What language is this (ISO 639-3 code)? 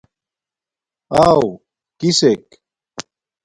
dmk